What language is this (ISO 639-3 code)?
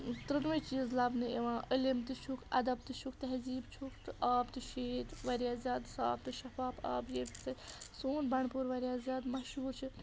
kas